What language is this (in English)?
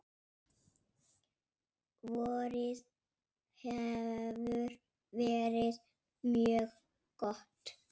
Icelandic